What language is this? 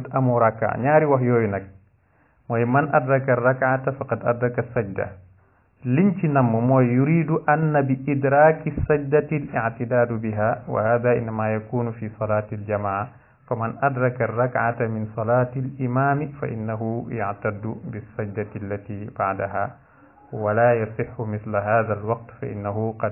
Arabic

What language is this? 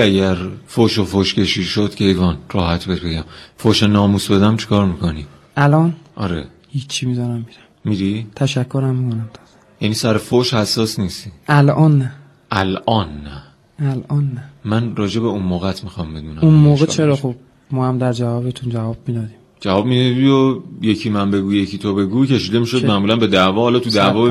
Persian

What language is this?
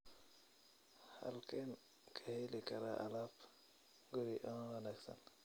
Somali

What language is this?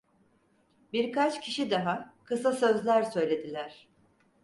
Turkish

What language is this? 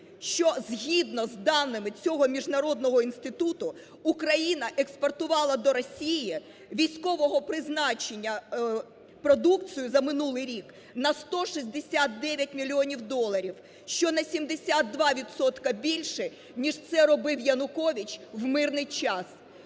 Ukrainian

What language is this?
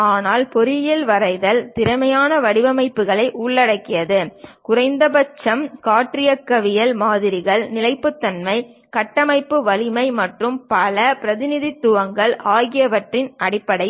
Tamil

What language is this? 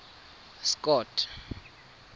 Tswana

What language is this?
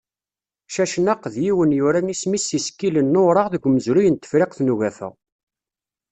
Kabyle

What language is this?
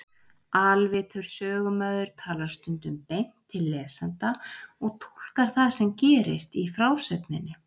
Icelandic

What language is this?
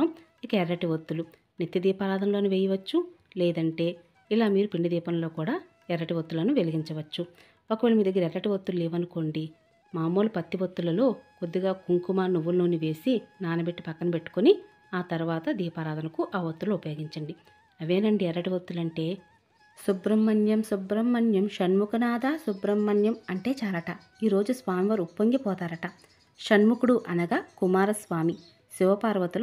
Telugu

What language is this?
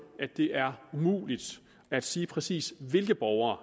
Danish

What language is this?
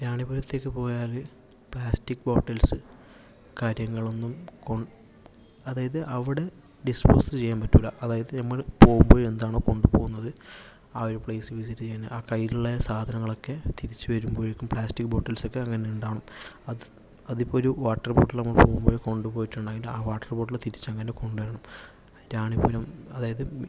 Malayalam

